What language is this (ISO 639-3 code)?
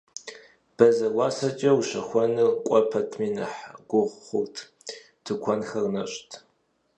kbd